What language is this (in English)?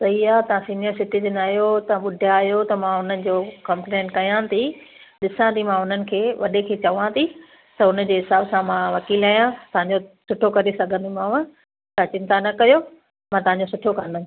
Sindhi